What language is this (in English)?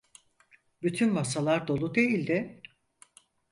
Turkish